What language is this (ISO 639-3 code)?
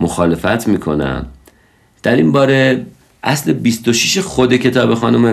fas